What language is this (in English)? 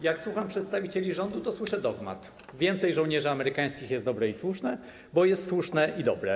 Polish